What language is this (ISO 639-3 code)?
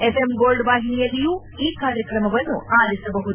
kan